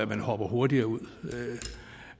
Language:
Danish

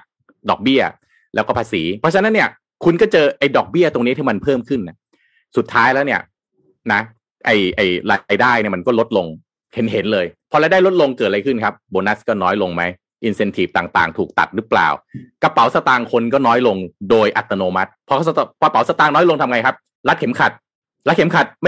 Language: Thai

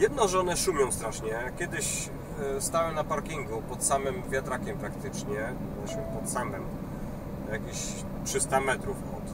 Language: Polish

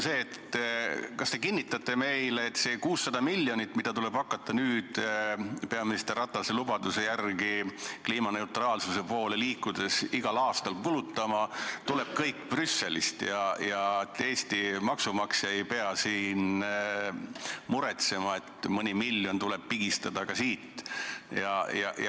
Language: Estonian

